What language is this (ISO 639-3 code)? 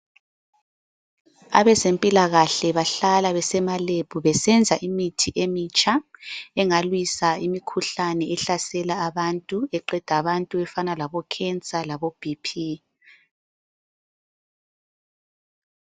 nde